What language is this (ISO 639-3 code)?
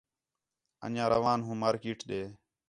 xhe